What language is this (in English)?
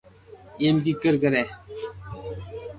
Loarki